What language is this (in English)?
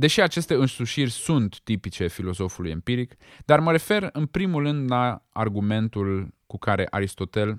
Romanian